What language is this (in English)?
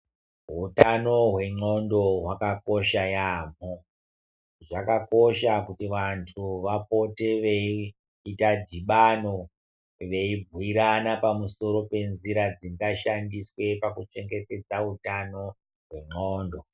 Ndau